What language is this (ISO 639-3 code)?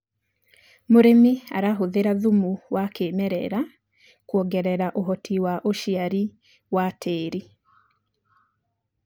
kik